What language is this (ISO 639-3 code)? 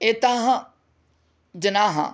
san